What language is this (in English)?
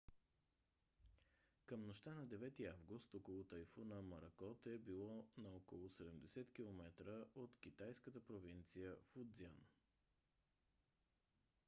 Bulgarian